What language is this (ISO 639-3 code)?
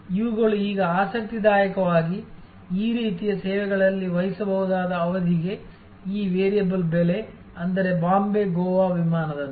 kan